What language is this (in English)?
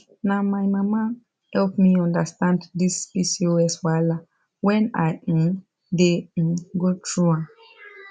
Nigerian Pidgin